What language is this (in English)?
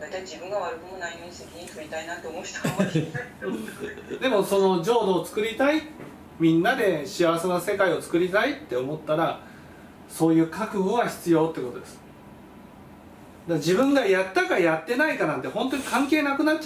Japanese